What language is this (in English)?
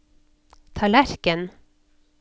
Norwegian